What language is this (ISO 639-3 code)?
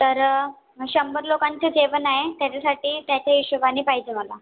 mar